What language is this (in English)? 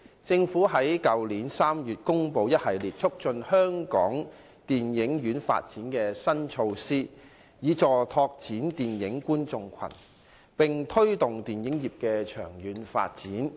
Cantonese